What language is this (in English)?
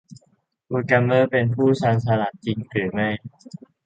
Thai